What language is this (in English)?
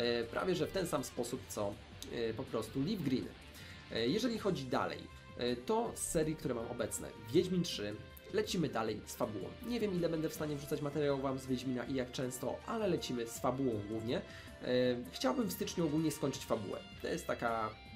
Polish